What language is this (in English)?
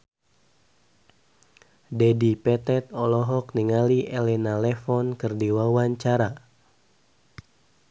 Sundanese